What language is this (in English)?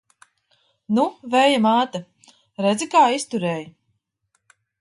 Latvian